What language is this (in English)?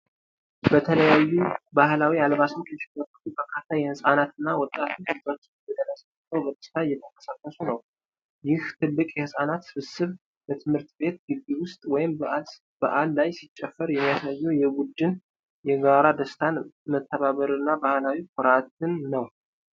Amharic